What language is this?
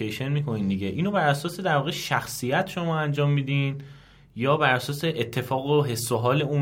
Persian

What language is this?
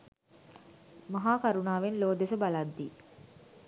Sinhala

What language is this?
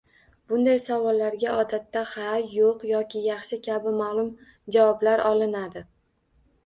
Uzbek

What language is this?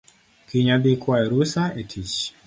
Luo (Kenya and Tanzania)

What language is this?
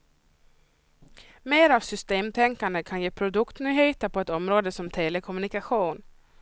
Swedish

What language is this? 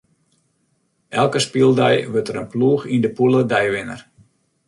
Western Frisian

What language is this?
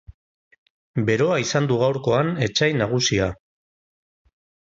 Basque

